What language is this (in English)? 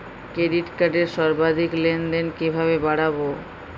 Bangla